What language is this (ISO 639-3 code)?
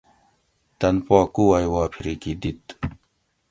gwc